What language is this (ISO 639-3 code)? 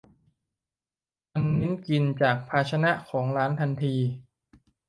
tha